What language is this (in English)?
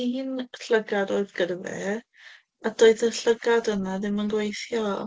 Welsh